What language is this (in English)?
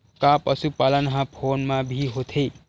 Chhattisgarhi